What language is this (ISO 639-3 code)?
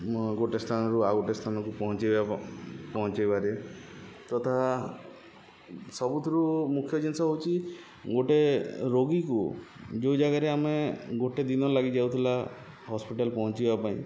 ori